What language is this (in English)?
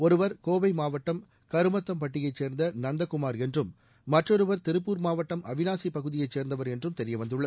Tamil